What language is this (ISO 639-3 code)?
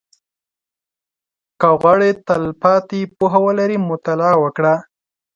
pus